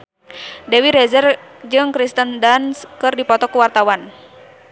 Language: Sundanese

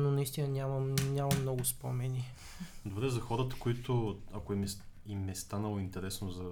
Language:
Bulgarian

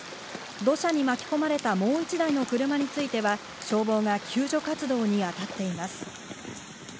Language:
Japanese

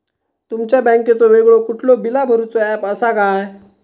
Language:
Marathi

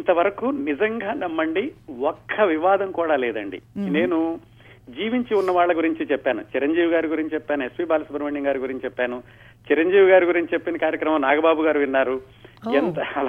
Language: Telugu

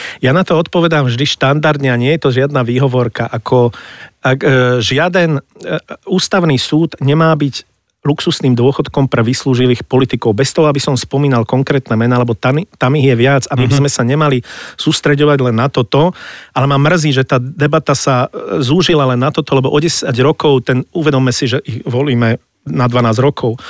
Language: Slovak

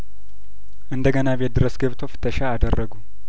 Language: Amharic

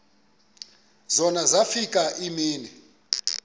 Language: Xhosa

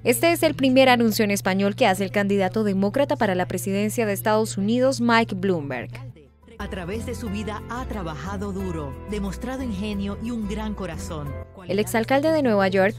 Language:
Spanish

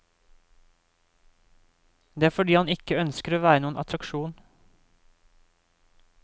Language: Norwegian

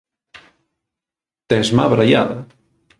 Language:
Galician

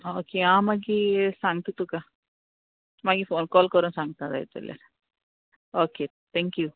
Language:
Konkani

